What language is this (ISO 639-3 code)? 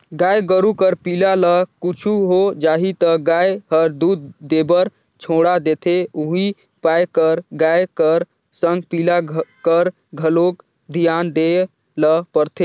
hne